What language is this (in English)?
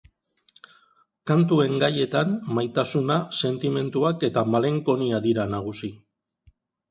Basque